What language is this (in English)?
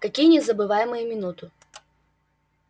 Russian